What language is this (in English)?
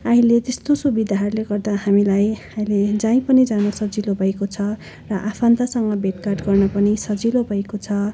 Nepali